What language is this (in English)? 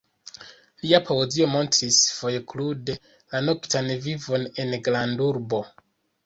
Esperanto